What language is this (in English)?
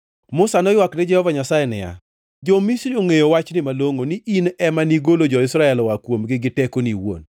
Luo (Kenya and Tanzania)